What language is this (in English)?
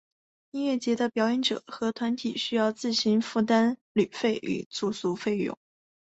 Chinese